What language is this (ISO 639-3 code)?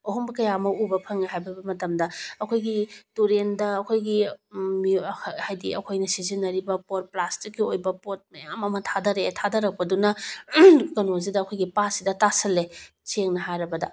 mni